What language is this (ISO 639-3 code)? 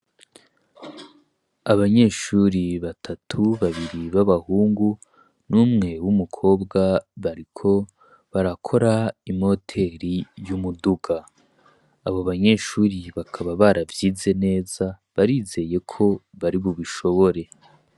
run